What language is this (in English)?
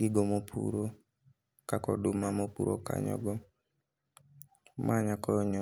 Luo (Kenya and Tanzania)